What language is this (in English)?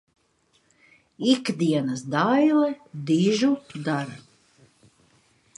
Latvian